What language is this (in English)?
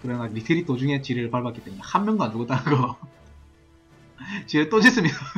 Korean